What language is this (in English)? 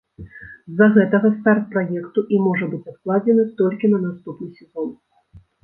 Belarusian